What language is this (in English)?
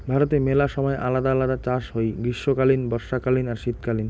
Bangla